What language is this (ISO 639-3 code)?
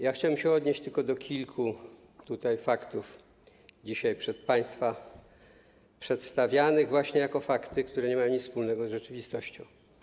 pol